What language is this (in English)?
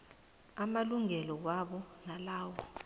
South Ndebele